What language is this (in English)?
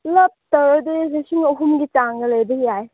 Manipuri